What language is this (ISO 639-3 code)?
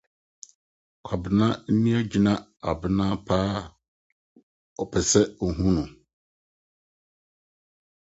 aka